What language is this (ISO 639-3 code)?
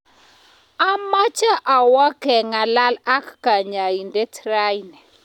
kln